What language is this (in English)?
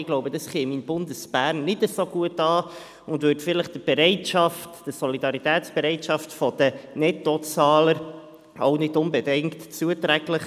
Swiss German